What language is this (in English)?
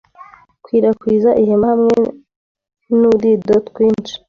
Kinyarwanda